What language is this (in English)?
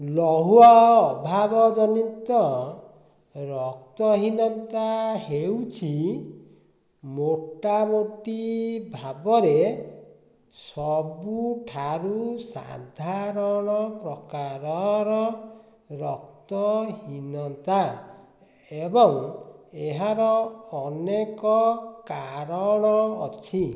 Odia